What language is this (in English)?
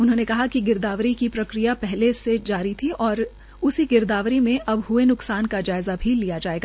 Hindi